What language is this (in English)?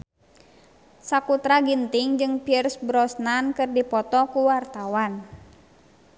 Sundanese